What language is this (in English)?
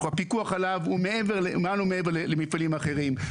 Hebrew